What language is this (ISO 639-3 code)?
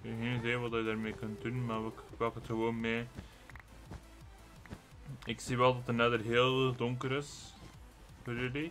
nld